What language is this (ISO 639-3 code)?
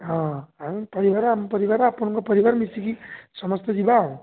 ori